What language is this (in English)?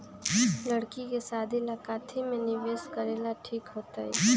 Magahi